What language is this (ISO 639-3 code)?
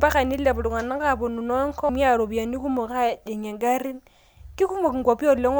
mas